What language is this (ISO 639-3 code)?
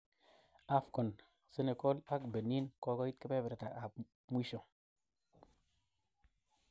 kln